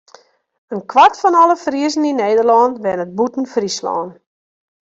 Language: Western Frisian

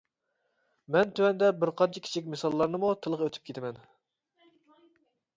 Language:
Uyghur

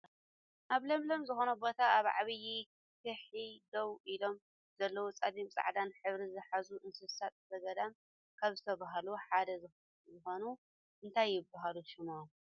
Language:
Tigrinya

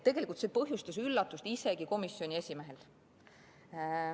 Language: Estonian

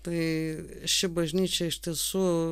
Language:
Lithuanian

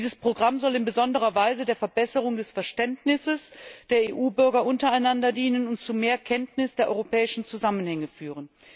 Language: German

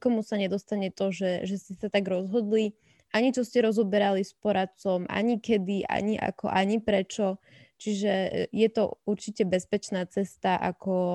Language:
Slovak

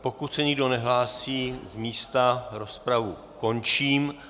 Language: Czech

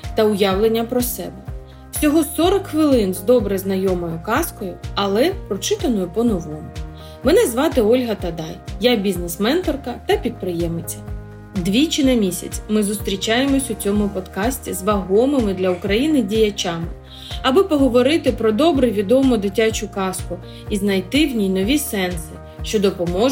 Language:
Ukrainian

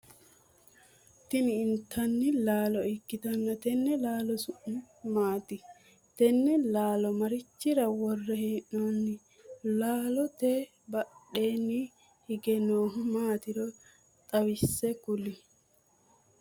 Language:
Sidamo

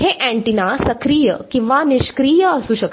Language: Marathi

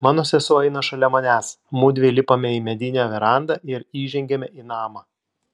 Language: Lithuanian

